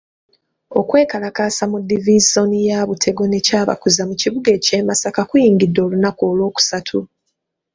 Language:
Ganda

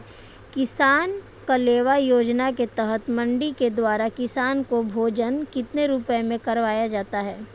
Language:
Hindi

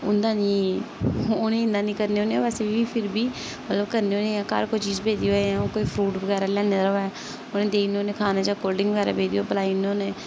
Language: Dogri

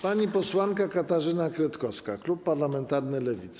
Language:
Polish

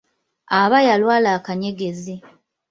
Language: Ganda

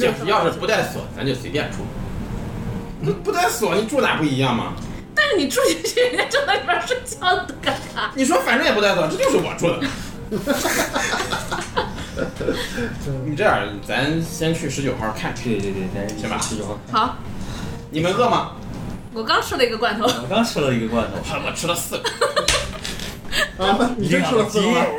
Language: Chinese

